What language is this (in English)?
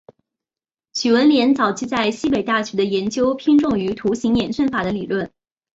Chinese